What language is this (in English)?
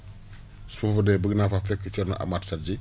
Wolof